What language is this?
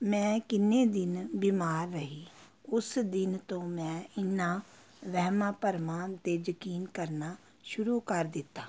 Punjabi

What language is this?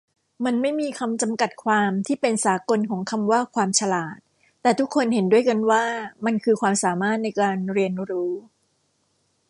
Thai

